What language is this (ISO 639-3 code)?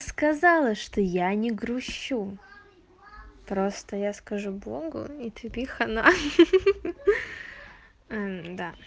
rus